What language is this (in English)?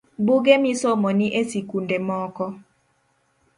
Luo (Kenya and Tanzania)